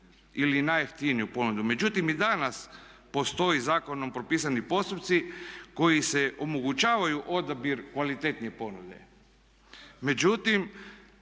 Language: Croatian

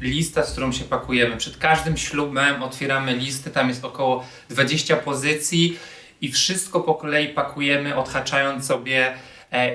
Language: Polish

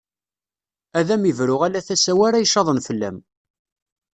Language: Kabyle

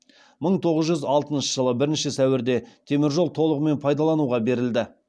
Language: Kazakh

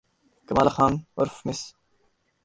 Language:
Urdu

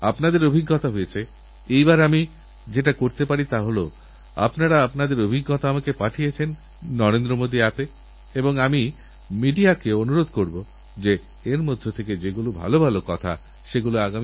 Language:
Bangla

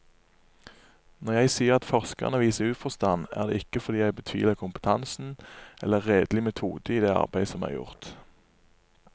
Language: Norwegian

